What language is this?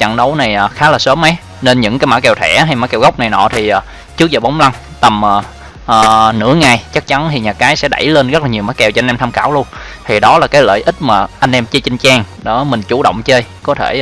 Vietnamese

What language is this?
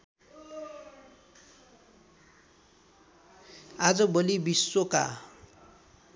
Nepali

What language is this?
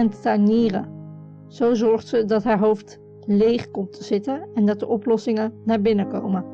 Dutch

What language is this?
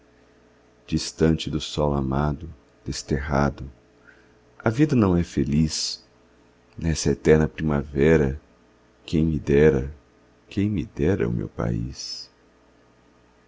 Portuguese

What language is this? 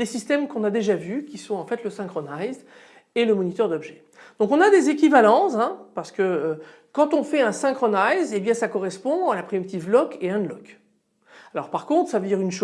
French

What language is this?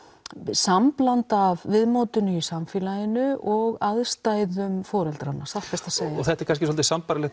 Icelandic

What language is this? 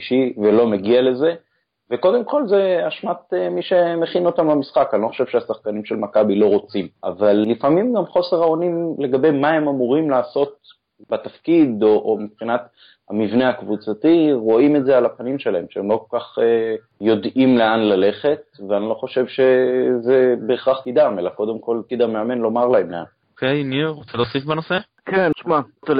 Hebrew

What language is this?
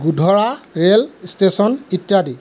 Assamese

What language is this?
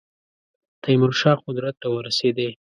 Pashto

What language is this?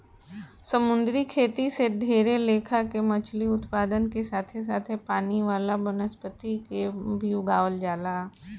Bhojpuri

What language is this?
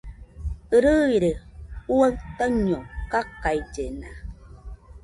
Nüpode Huitoto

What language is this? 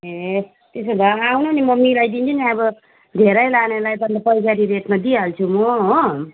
Nepali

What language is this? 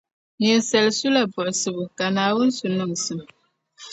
Dagbani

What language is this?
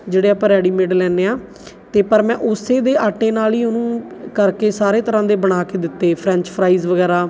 Punjabi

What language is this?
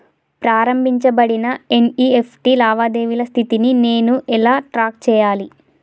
Telugu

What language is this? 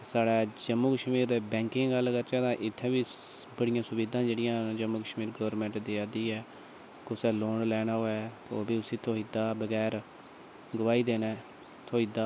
Dogri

